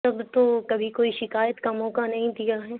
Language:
Urdu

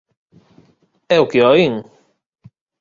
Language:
Galician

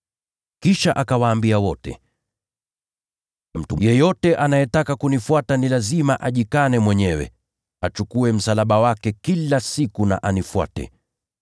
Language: Swahili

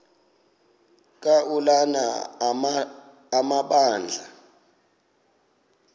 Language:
Xhosa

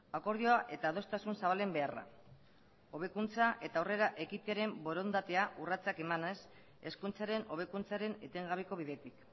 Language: Basque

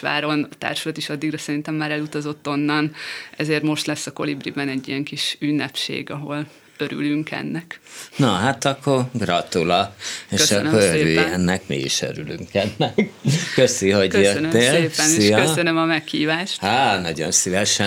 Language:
Hungarian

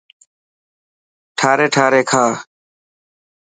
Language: Dhatki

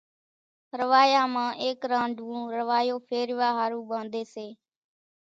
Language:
Kachi Koli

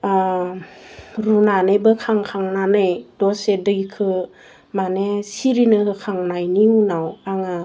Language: Bodo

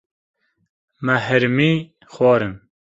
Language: Kurdish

